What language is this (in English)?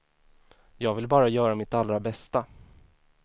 Swedish